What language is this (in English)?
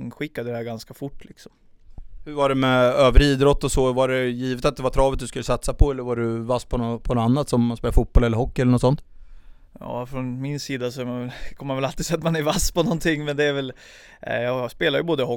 Swedish